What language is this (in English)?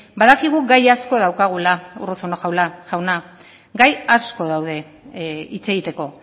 Basque